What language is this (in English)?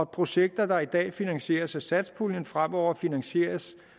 Danish